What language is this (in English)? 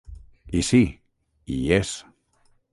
Catalan